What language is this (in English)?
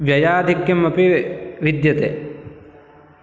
Sanskrit